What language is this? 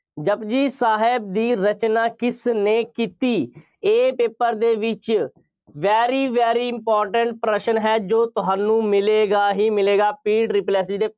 Punjabi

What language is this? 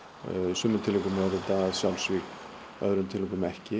Icelandic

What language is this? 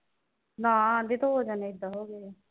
Punjabi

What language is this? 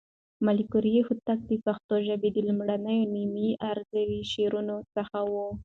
Pashto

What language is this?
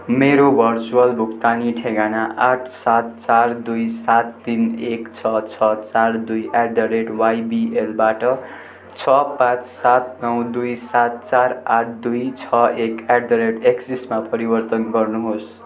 Nepali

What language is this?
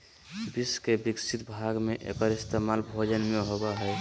Magahi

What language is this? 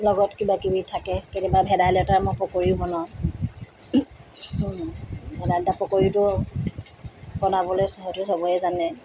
Assamese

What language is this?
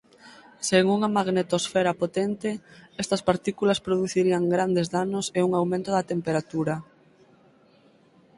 Galician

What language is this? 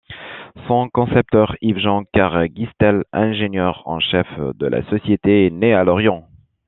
French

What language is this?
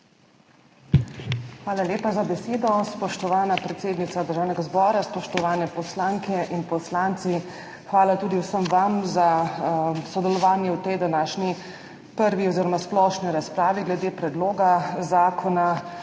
Slovenian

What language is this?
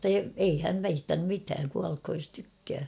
Finnish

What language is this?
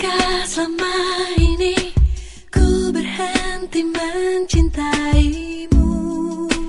Korean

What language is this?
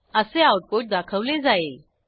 Marathi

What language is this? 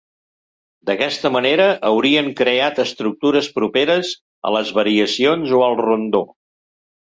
Catalan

